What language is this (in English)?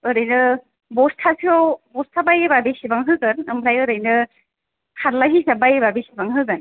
Bodo